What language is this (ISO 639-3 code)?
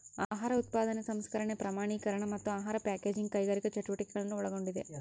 kan